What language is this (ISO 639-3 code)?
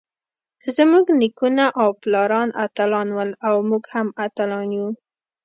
pus